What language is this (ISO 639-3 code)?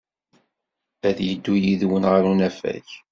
kab